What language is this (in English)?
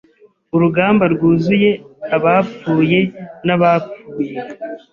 Kinyarwanda